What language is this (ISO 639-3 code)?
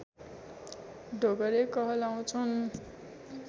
nep